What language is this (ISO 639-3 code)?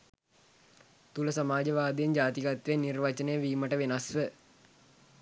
sin